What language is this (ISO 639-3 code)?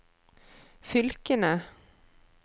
nor